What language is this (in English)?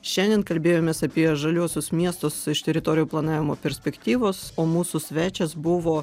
Lithuanian